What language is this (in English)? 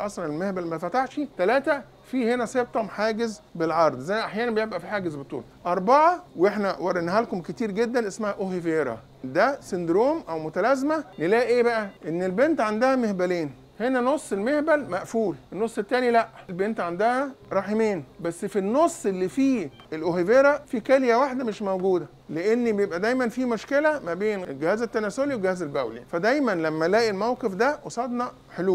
Arabic